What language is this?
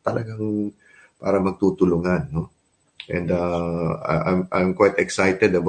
Filipino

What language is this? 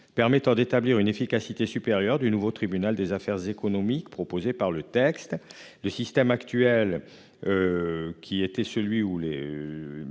French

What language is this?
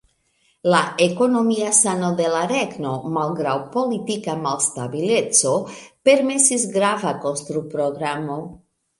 Esperanto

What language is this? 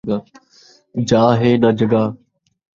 Saraiki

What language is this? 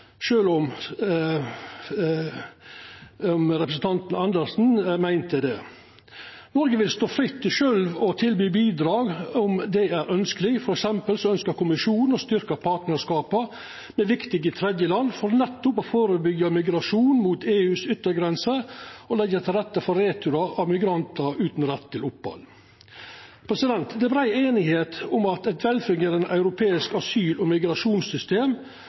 Norwegian Nynorsk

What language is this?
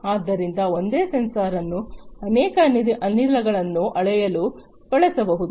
Kannada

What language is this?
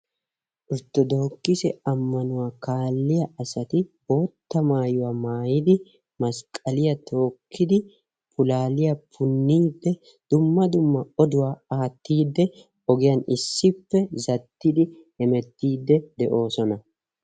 Wolaytta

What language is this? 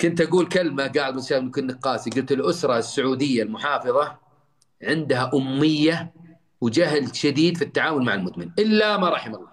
Arabic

